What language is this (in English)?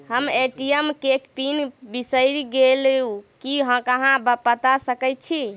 Maithili